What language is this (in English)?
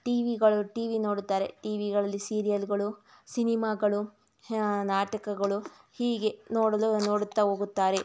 Kannada